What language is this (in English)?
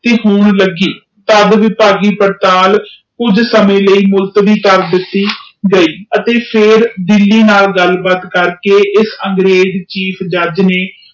Punjabi